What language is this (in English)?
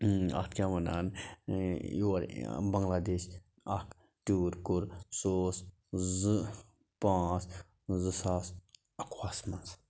Kashmiri